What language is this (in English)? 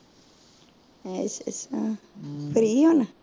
Punjabi